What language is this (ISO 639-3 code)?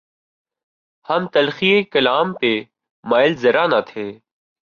urd